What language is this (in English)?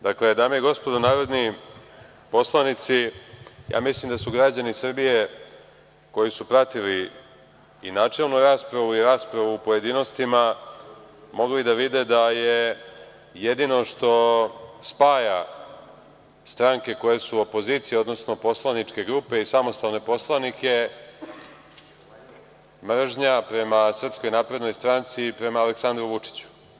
Serbian